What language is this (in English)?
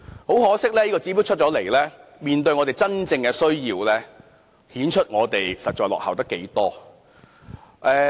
Cantonese